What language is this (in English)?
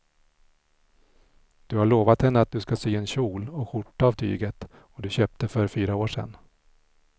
Swedish